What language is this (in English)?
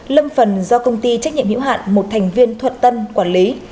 Vietnamese